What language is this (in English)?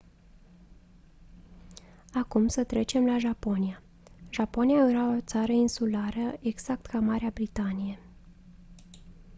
Romanian